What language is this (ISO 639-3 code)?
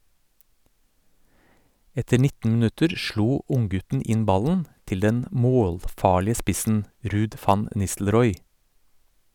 nor